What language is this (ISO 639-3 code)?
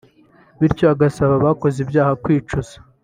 kin